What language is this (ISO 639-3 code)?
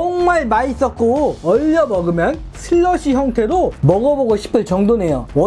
kor